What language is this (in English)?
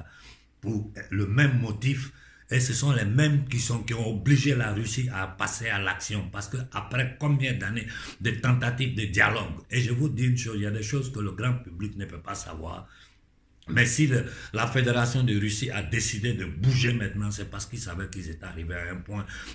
French